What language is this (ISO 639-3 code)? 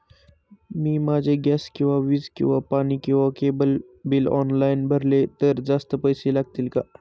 mar